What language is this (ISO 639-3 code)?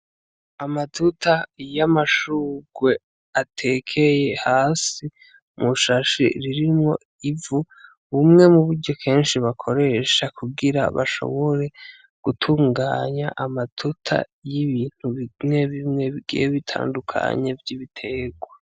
run